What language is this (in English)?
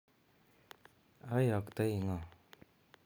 Kalenjin